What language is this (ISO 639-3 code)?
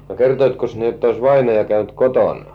fin